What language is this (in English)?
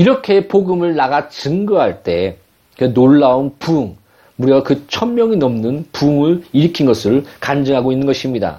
Korean